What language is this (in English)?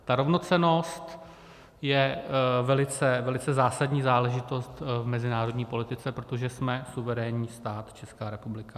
Czech